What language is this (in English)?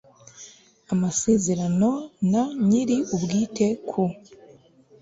Kinyarwanda